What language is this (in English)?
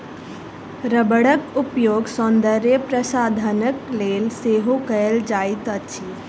Maithili